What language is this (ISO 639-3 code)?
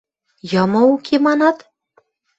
mrj